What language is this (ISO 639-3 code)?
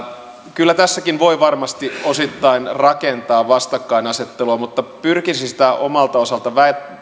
fin